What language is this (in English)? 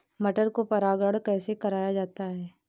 Hindi